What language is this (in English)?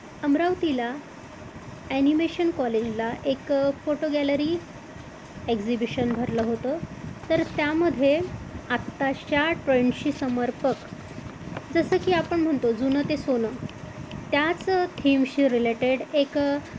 Marathi